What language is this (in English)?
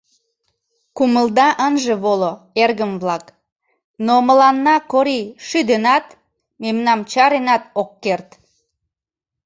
Mari